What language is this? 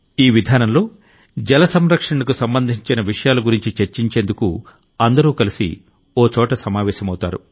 Telugu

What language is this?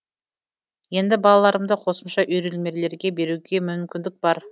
Kazakh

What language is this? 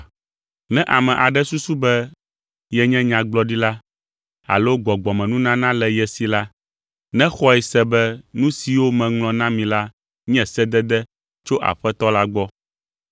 Ewe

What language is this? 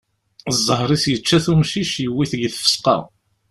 Kabyle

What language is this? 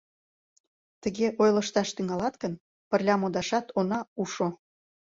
Mari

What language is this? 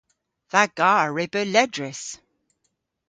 Cornish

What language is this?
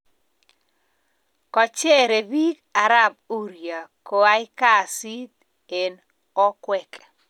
Kalenjin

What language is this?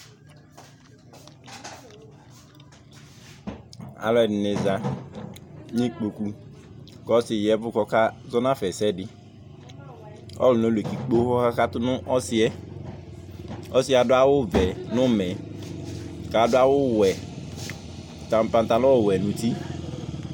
Ikposo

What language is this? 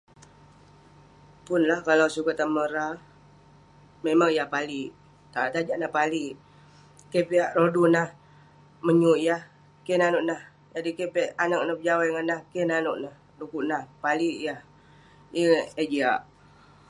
Western Penan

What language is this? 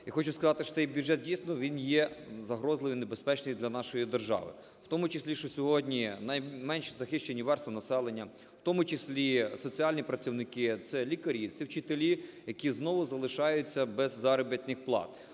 Ukrainian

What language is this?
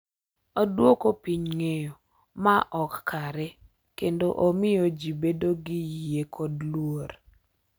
Luo (Kenya and Tanzania)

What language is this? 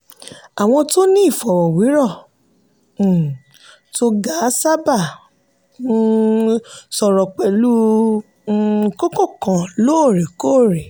Yoruba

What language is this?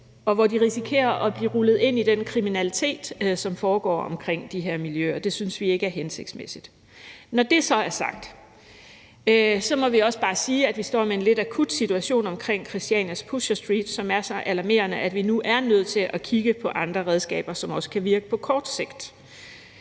Danish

